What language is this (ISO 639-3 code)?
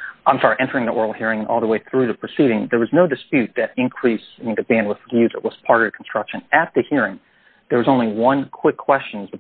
eng